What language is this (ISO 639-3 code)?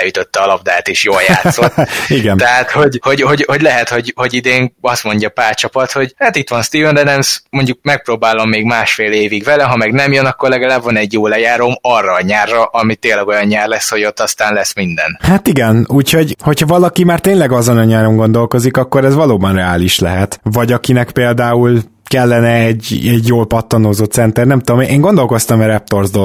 hun